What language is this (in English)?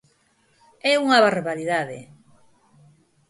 Galician